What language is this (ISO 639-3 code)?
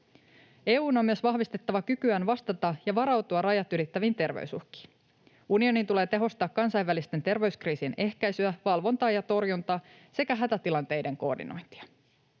fin